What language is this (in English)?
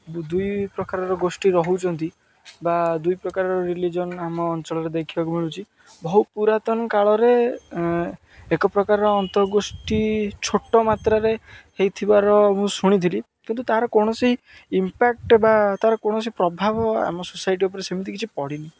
Odia